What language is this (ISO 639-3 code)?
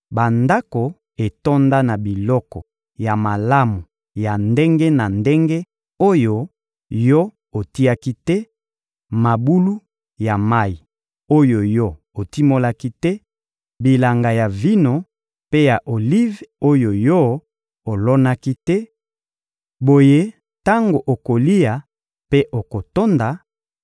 lin